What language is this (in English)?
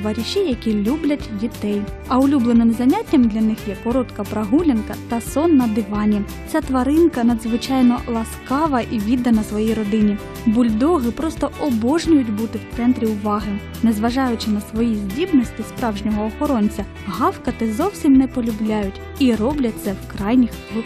Russian